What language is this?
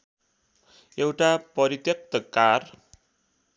Nepali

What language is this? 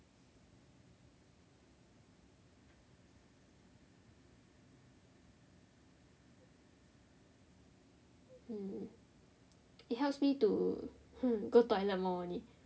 English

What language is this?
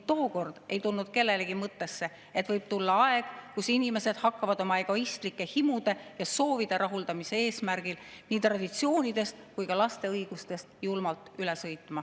Estonian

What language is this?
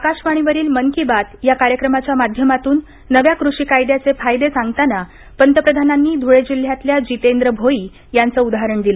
Marathi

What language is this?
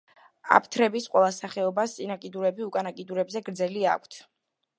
Georgian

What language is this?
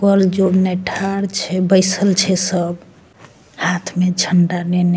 Maithili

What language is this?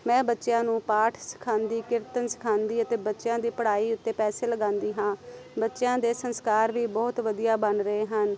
Punjabi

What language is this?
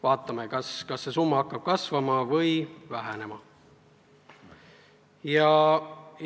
Estonian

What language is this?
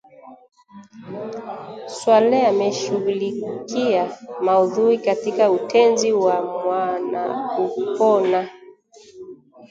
Swahili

